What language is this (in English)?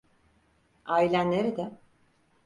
Turkish